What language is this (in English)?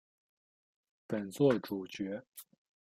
Chinese